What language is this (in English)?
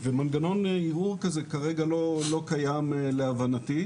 Hebrew